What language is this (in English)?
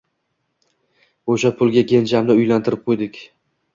Uzbek